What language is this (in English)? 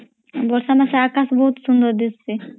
Odia